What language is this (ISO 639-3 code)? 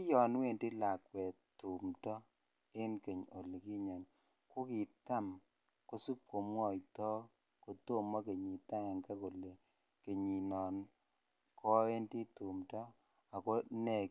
kln